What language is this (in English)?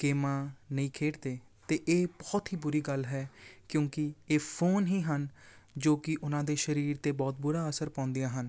Punjabi